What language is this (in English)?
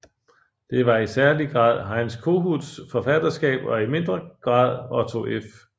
Danish